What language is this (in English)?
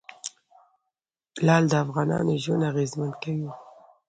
Pashto